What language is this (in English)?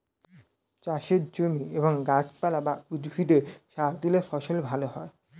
Bangla